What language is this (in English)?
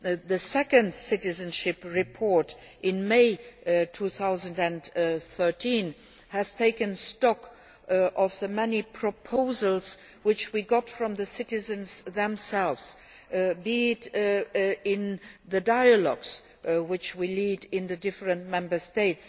English